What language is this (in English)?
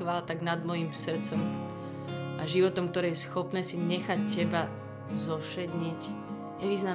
Slovak